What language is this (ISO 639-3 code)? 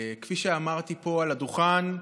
heb